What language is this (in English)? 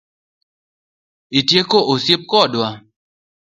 Luo (Kenya and Tanzania)